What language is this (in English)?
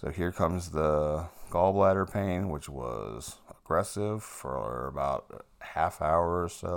English